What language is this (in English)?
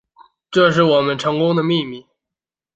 Chinese